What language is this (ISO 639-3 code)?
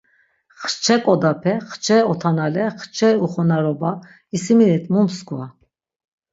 lzz